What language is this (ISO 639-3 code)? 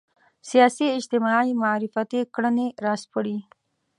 pus